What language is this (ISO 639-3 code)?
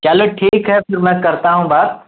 urd